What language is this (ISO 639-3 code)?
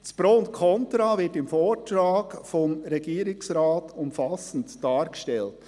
gsw